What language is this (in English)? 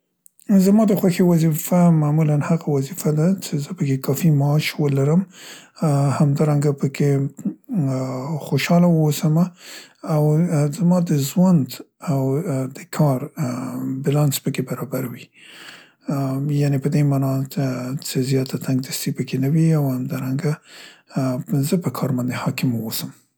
Central Pashto